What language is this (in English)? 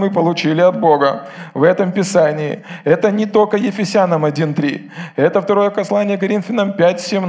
Russian